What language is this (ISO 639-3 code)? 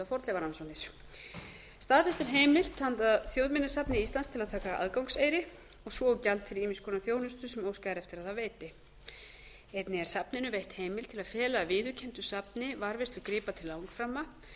isl